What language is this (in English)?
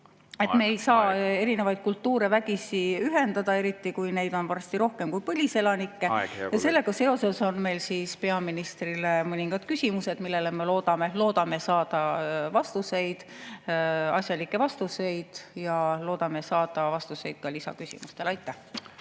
Estonian